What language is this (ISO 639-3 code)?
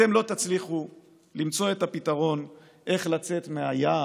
heb